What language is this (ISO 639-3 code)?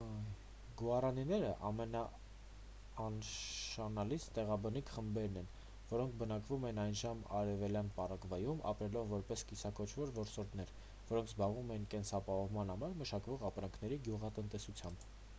hye